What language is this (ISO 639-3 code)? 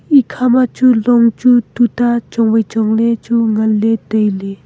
nnp